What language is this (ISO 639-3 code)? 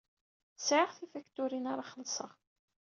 kab